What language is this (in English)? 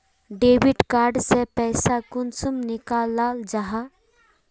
Magahi